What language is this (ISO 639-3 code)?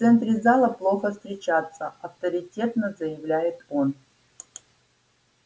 rus